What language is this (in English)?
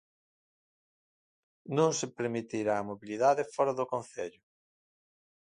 Galician